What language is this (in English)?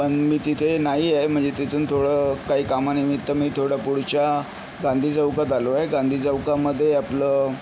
Marathi